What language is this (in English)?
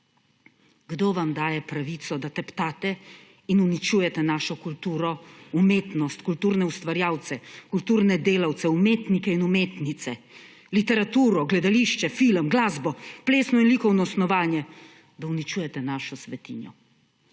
Slovenian